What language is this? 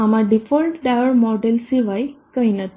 Gujarati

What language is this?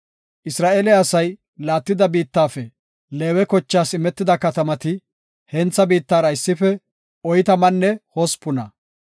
Gofa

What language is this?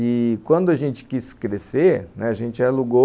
Portuguese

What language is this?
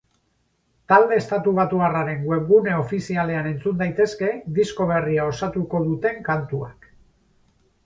Basque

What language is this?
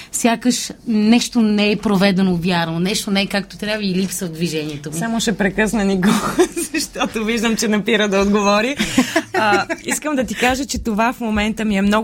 Bulgarian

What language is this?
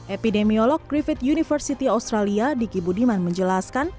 Indonesian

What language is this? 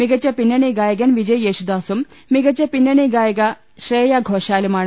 Malayalam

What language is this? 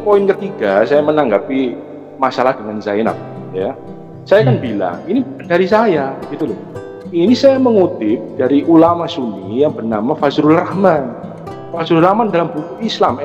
Indonesian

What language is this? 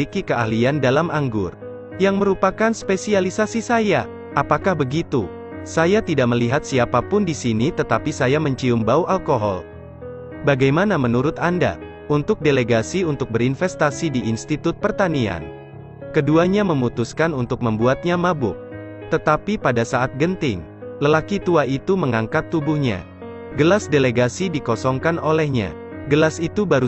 Indonesian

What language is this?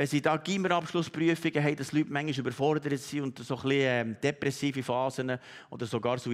German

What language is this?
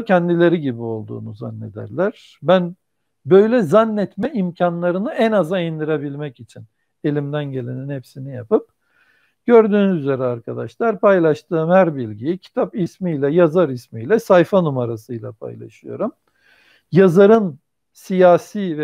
Turkish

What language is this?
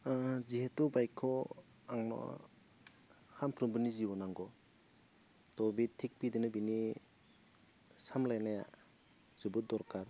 Bodo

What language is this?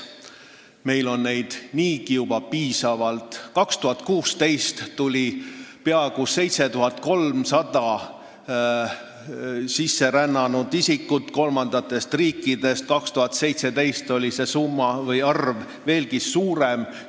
Estonian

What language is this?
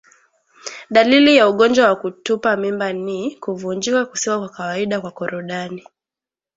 Swahili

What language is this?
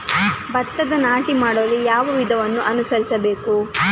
Kannada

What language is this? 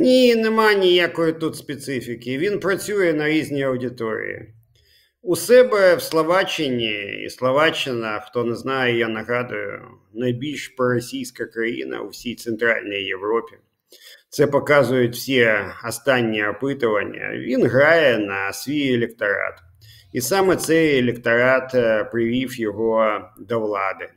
Ukrainian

